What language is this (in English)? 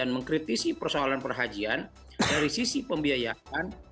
Indonesian